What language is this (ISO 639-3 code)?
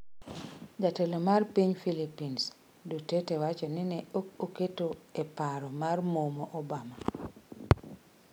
luo